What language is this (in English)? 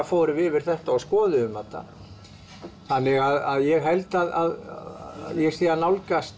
Icelandic